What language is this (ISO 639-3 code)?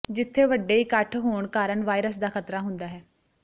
pan